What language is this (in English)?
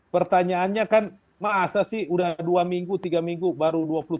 Indonesian